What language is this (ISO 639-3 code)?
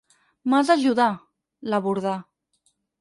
cat